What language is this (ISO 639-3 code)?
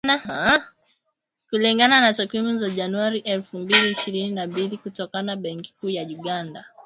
swa